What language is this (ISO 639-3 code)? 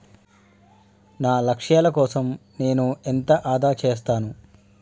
tel